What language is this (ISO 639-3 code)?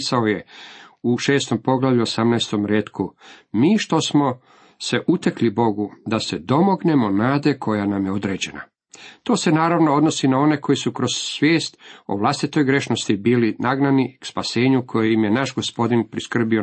hrv